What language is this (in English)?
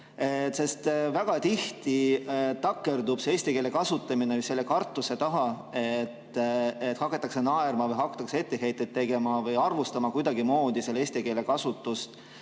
Estonian